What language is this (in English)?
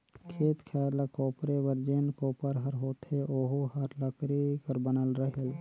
Chhattisgarhi